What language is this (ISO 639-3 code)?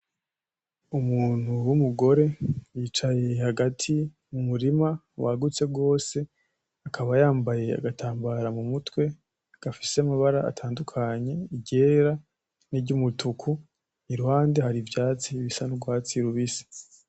run